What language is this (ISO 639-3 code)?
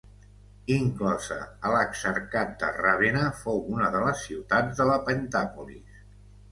cat